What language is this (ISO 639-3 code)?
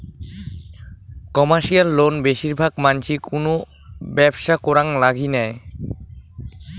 ben